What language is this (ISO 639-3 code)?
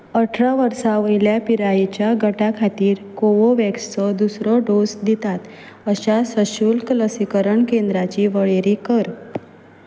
kok